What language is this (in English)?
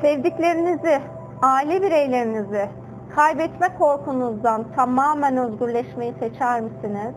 Turkish